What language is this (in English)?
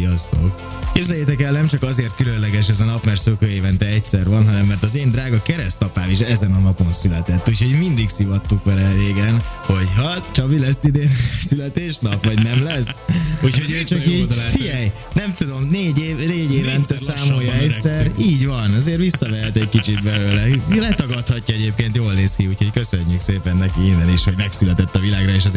Hungarian